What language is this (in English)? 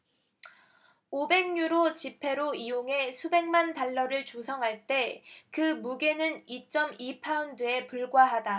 Korean